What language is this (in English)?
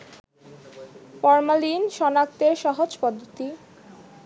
Bangla